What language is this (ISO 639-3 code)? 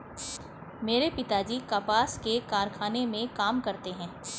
hin